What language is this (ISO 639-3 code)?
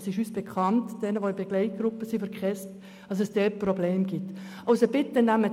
gsw